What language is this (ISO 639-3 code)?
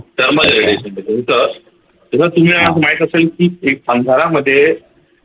mar